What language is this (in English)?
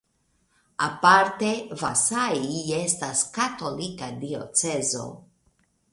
Esperanto